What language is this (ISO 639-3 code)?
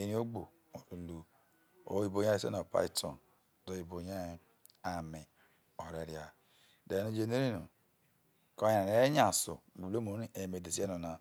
iso